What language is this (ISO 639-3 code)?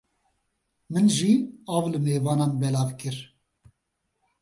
kur